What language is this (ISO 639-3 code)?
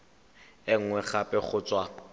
tsn